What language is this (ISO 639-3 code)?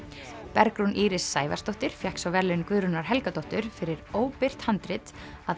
isl